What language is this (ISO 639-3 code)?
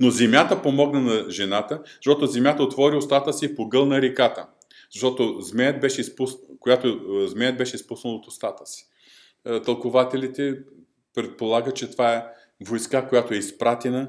bul